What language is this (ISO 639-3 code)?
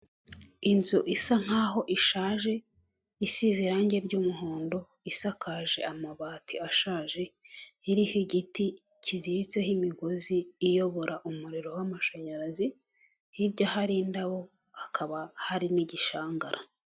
kin